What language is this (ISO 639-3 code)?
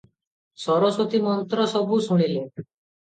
ori